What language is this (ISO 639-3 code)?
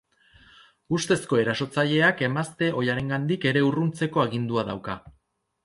eus